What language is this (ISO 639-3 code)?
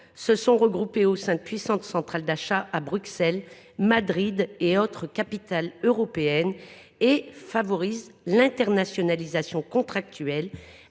fra